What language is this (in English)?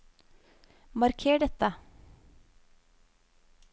Norwegian